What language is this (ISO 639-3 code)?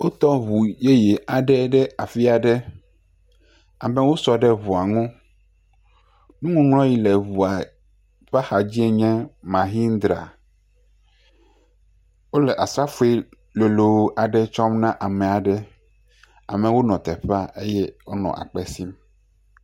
ewe